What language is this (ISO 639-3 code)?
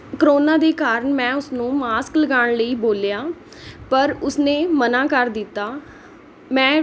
pan